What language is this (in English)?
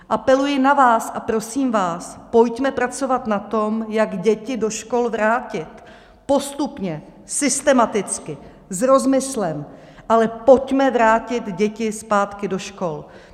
Czech